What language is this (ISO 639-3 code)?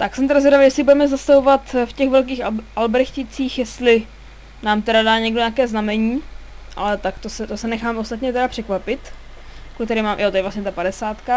ces